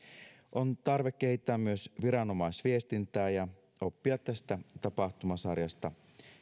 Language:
Finnish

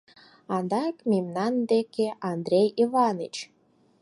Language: Mari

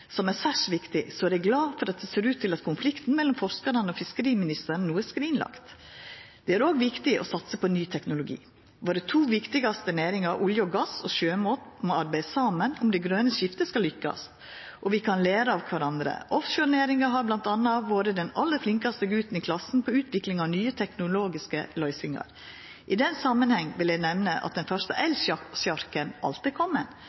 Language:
Norwegian Nynorsk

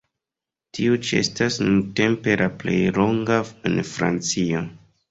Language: Esperanto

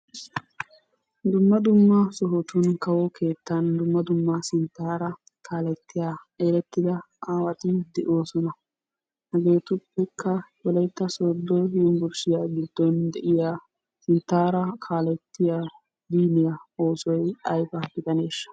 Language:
Wolaytta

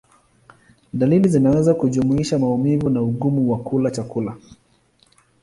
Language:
Swahili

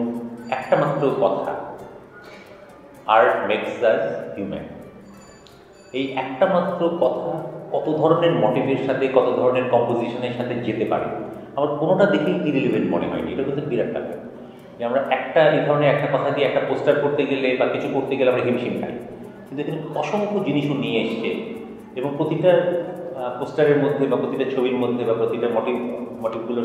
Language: Indonesian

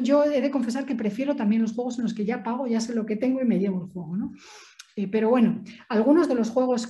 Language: Spanish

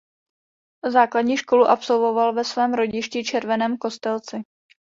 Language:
Czech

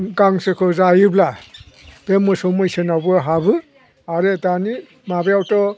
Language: Bodo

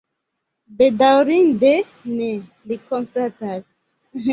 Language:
Esperanto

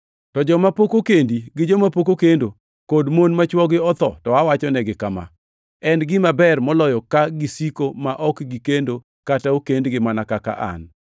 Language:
Luo (Kenya and Tanzania)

